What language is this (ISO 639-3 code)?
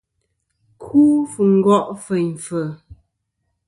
bkm